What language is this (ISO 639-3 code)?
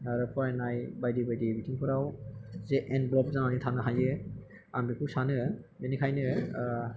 brx